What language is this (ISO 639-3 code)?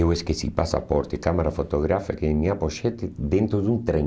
por